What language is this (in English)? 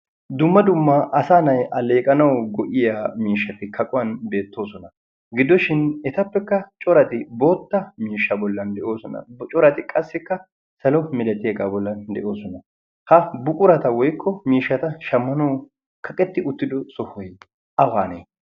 Wolaytta